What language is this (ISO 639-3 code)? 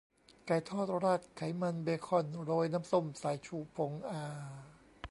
tha